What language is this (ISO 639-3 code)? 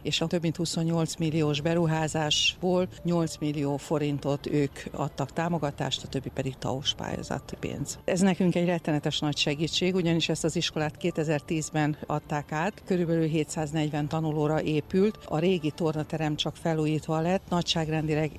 hun